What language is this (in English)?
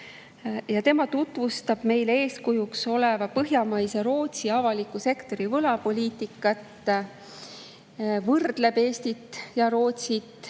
Estonian